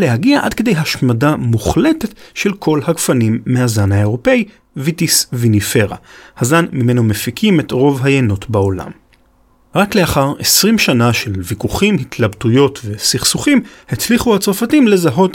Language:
Hebrew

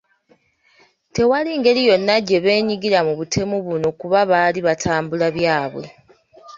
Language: Ganda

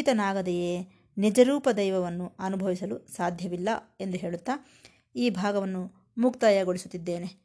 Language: Kannada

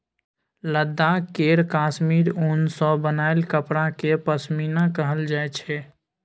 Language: Maithili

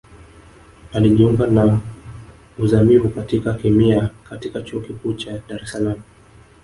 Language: Swahili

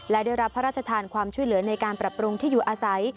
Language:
Thai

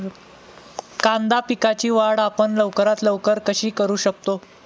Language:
Marathi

